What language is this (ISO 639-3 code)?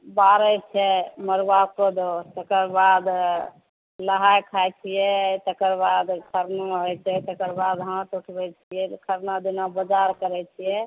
mai